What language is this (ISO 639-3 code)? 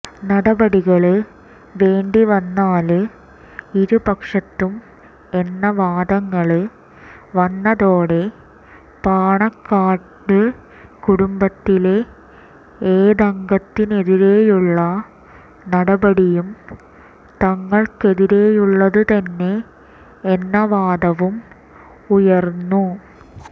mal